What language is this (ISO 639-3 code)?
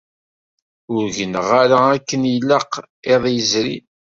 kab